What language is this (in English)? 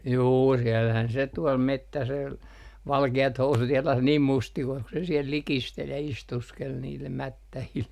Finnish